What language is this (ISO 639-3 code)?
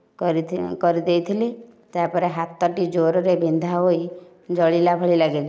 ori